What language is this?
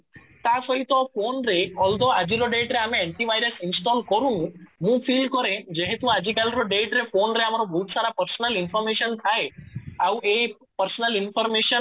Odia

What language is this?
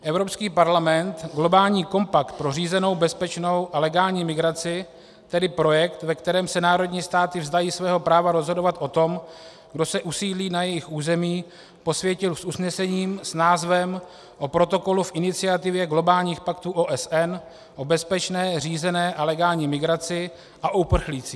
Czech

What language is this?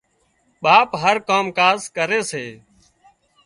Wadiyara Koli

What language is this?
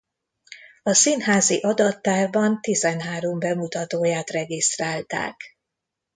Hungarian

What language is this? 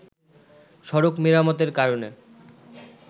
Bangla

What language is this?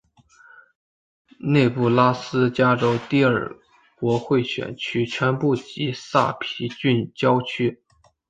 Chinese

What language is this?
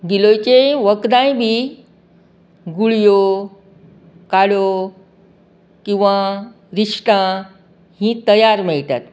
Konkani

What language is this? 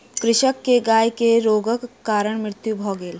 Maithili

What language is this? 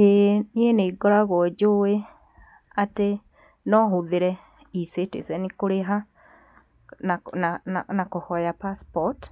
Kikuyu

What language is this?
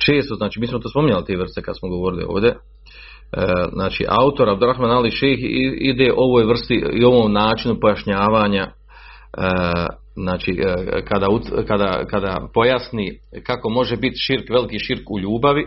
Croatian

